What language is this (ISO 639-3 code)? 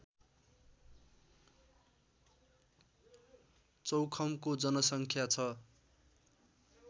nep